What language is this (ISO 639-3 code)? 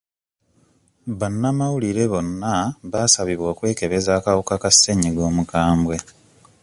lug